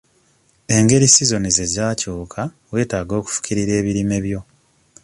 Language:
Ganda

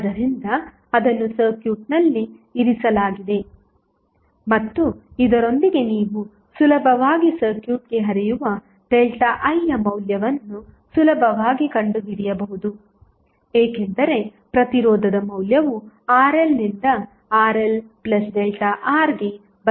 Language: Kannada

